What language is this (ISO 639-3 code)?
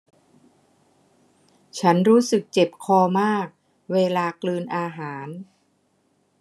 tha